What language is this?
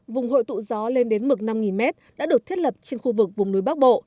Vietnamese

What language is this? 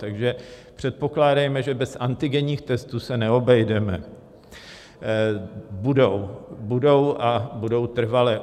Czech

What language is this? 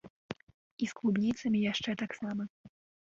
Belarusian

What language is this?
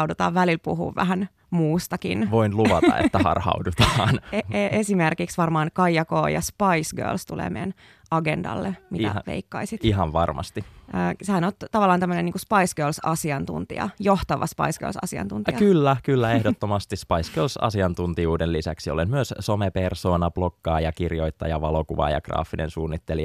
Finnish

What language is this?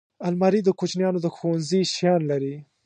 Pashto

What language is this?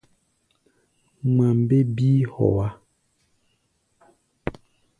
Gbaya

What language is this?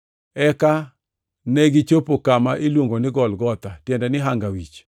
Luo (Kenya and Tanzania)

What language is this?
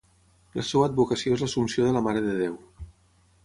Catalan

